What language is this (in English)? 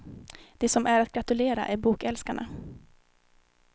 Swedish